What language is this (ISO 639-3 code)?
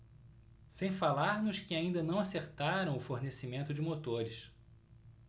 por